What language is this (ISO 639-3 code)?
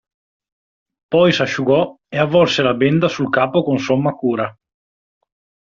ita